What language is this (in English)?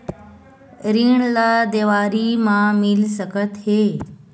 Chhattisgarhi